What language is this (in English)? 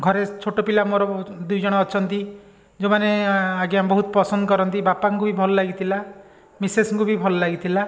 Odia